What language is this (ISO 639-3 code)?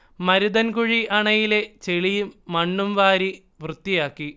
mal